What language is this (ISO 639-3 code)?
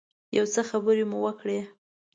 pus